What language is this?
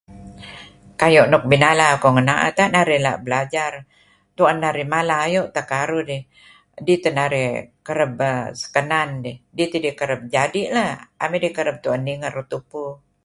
Kelabit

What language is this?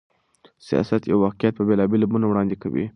Pashto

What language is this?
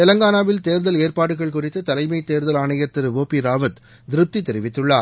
Tamil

